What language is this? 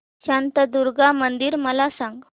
Marathi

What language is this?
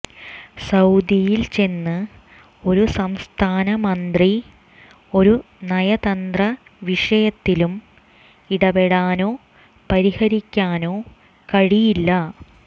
Malayalam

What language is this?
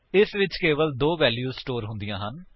Punjabi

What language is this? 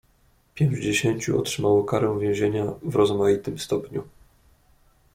Polish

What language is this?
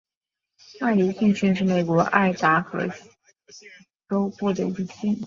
Chinese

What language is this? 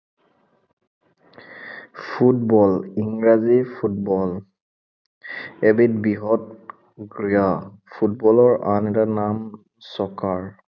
Assamese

